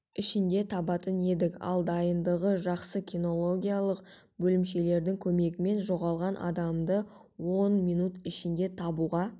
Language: Kazakh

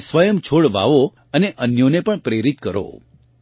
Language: Gujarati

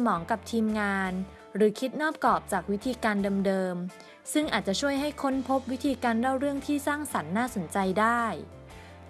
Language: Thai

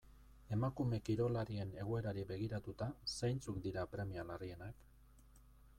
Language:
Basque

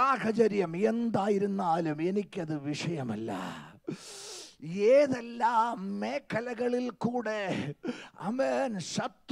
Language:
Arabic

